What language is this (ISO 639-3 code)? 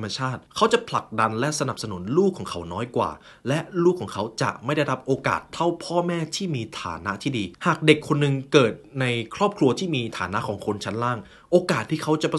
tha